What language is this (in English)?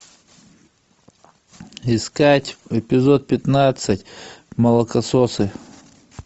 Russian